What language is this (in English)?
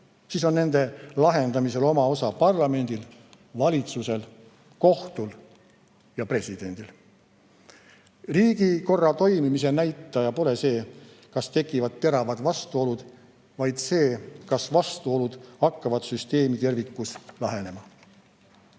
Estonian